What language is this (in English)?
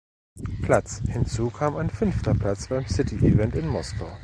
German